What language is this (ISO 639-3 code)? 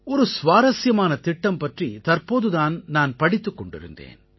tam